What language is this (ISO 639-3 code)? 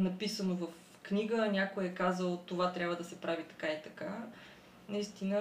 bul